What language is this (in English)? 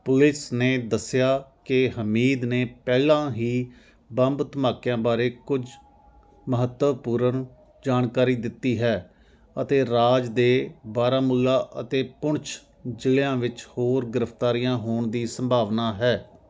Punjabi